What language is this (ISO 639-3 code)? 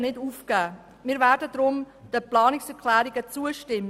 gsw